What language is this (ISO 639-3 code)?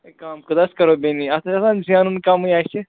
kas